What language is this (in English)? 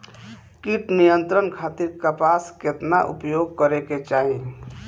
Bhojpuri